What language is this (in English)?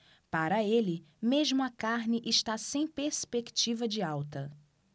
Portuguese